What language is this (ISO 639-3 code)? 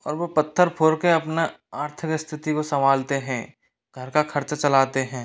hin